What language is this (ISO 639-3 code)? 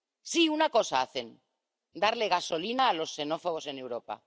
spa